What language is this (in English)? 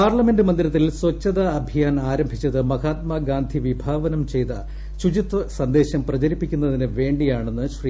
Malayalam